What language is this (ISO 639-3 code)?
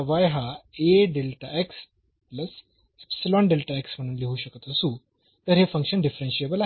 mar